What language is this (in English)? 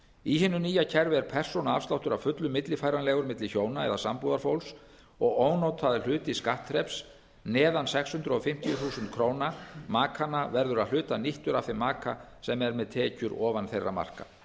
Icelandic